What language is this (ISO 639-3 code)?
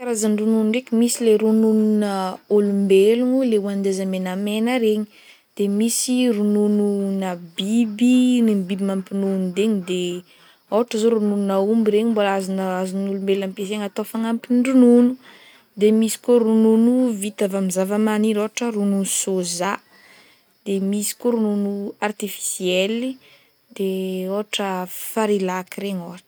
bmm